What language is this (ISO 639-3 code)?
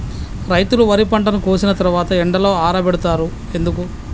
tel